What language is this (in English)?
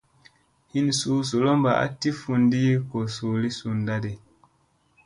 Musey